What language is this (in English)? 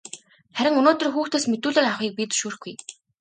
Mongolian